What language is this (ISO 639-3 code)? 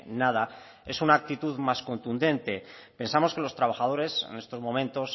spa